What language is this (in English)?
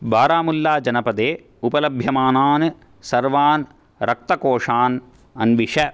Sanskrit